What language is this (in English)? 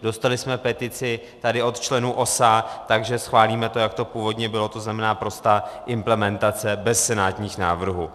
Czech